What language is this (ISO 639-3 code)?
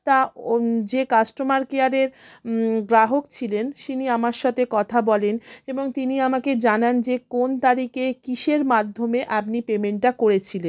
ben